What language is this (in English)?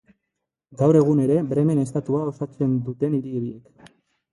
Basque